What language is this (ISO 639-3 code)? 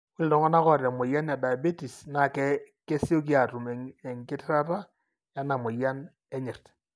mas